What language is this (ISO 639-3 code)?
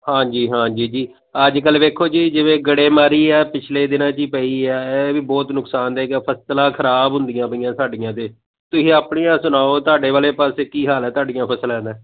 pan